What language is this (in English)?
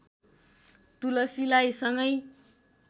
Nepali